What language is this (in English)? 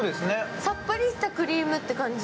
Japanese